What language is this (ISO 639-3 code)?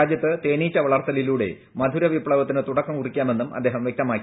mal